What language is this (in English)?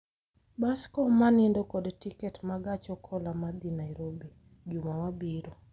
Luo (Kenya and Tanzania)